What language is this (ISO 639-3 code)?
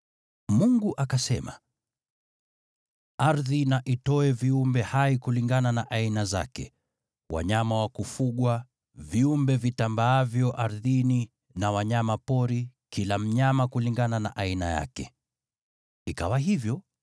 swa